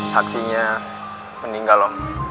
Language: Indonesian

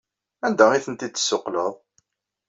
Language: Kabyle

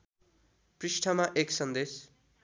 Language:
Nepali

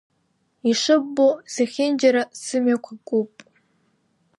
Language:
Abkhazian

